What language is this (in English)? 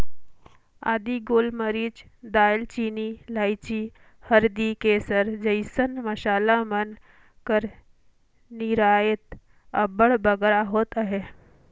Chhattisgarhi